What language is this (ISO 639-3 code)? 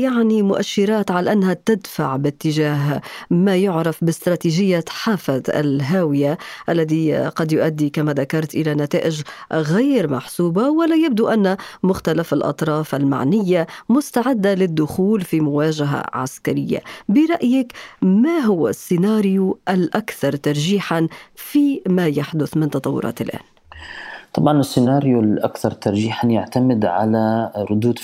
ara